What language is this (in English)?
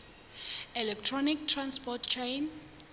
Southern Sotho